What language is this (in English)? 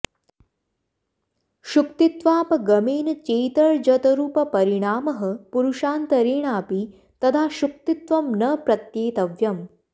Sanskrit